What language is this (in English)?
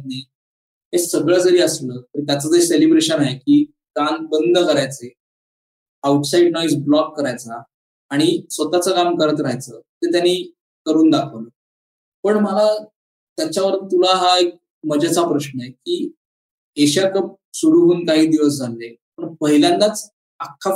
Marathi